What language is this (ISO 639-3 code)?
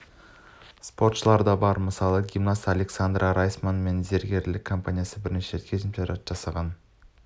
kaz